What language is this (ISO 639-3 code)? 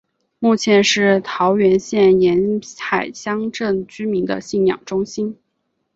zho